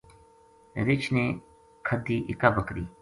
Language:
Gujari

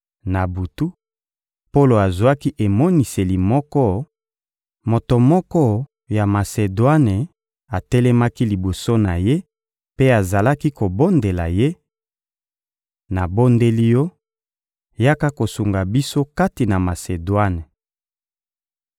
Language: Lingala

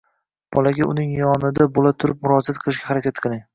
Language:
Uzbek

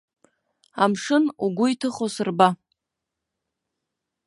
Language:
Abkhazian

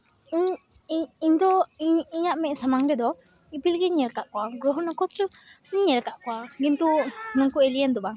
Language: Santali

